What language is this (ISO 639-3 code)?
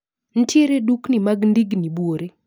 luo